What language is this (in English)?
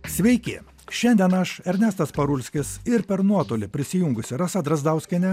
Lithuanian